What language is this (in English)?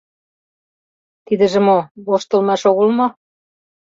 Mari